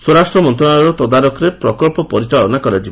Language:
Odia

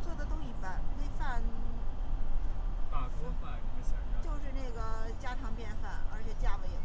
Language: Chinese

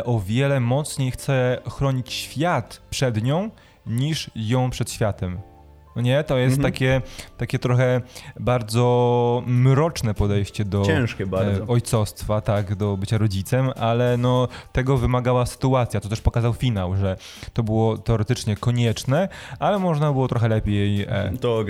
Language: Polish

